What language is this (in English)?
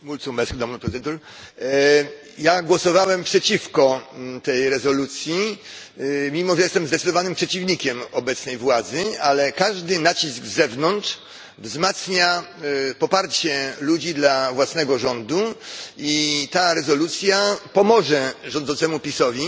Polish